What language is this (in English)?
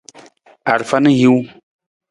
Nawdm